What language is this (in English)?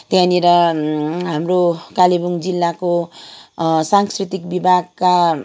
Nepali